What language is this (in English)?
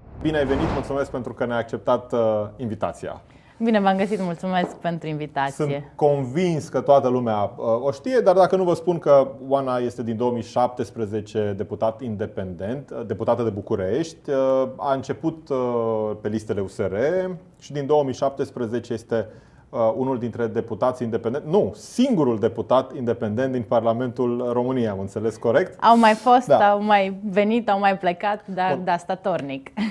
Romanian